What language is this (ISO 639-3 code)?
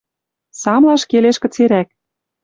mrj